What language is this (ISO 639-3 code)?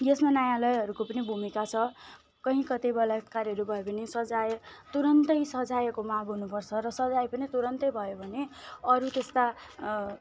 nep